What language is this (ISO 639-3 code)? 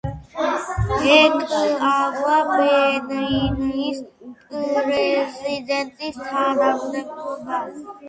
kat